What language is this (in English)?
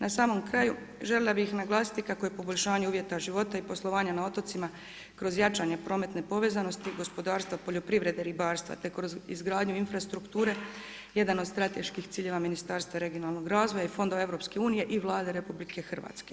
Croatian